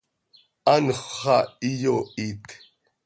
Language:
Seri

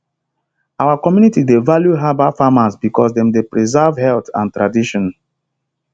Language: Nigerian Pidgin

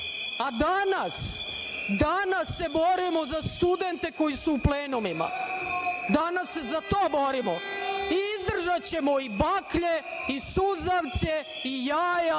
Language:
Serbian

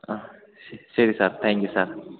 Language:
Malayalam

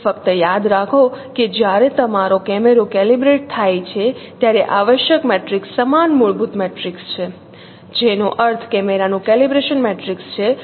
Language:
Gujarati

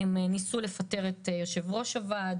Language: Hebrew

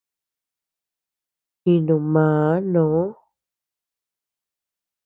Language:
Tepeuxila Cuicatec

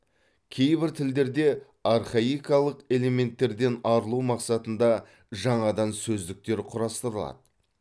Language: Kazakh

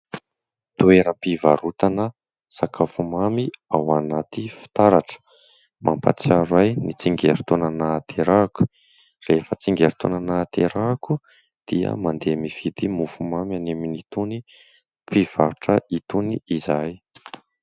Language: Malagasy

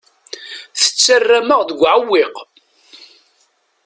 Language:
Kabyle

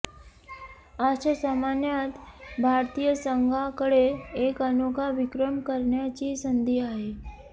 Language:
Marathi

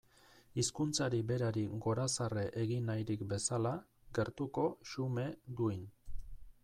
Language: Basque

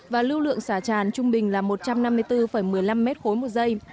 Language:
Vietnamese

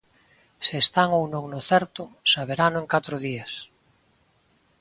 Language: Galician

